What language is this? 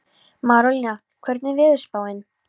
Icelandic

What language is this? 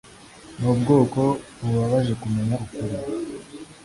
Kinyarwanda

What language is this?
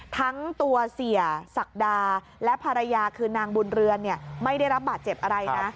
Thai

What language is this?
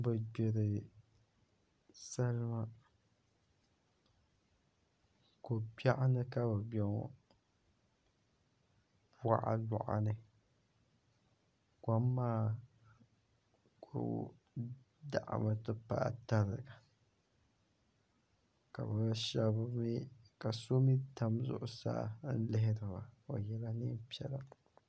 Dagbani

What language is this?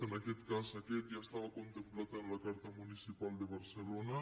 Catalan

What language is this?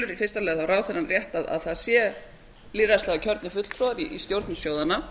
Icelandic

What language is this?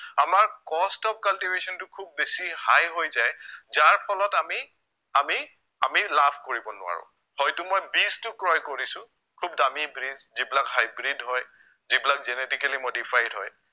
Assamese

